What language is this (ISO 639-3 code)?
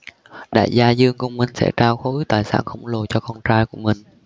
vie